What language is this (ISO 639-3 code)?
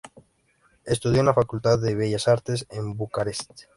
spa